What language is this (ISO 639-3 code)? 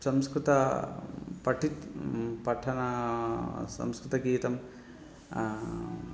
san